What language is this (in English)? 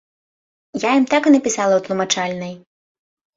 Belarusian